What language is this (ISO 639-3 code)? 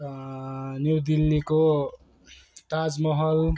nep